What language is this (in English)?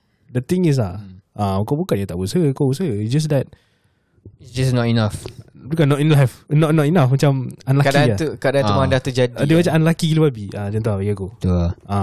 Malay